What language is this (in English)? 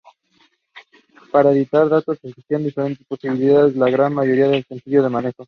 Spanish